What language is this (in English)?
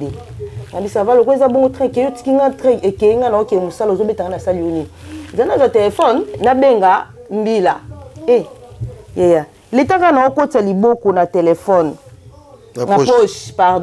French